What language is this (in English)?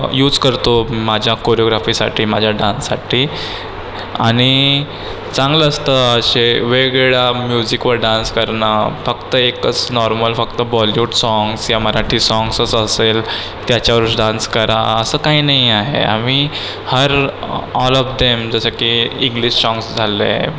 Marathi